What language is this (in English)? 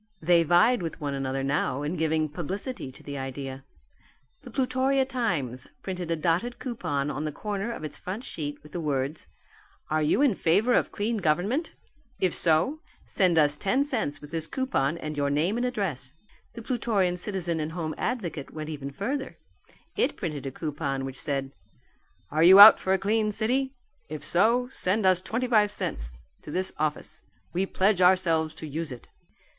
English